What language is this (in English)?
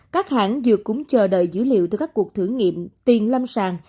Vietnamese